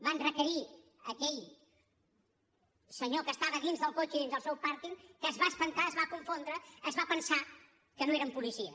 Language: Catalan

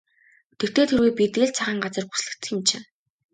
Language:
Mongolian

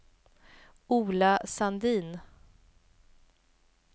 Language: Swedish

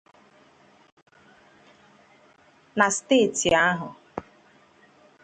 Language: Igbo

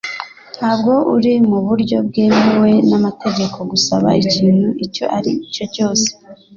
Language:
Kinyarwanda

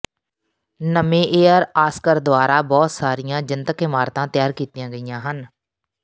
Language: Punjabi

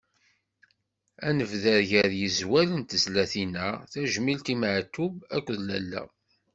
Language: Kabyle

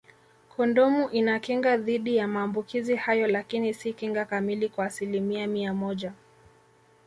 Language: Swahili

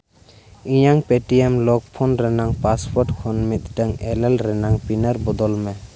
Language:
Santali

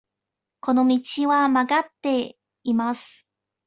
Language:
Japanese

